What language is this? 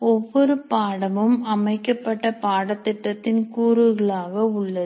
Tamil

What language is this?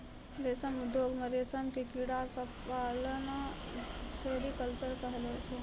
Maithili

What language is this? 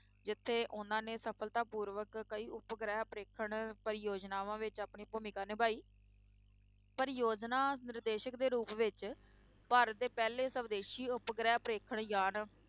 Punjabi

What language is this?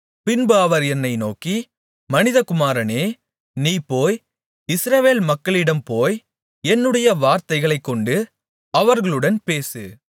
Tamil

